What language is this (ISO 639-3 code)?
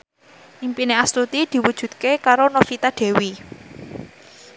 jav